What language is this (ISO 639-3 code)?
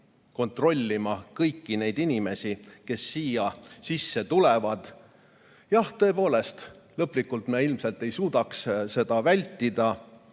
est